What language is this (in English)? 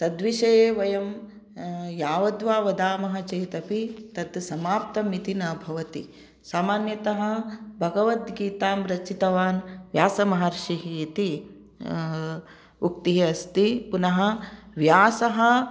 Sanskrit